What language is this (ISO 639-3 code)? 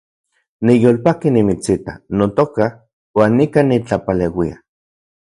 ncx